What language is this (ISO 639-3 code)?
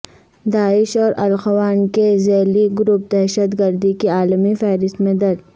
urd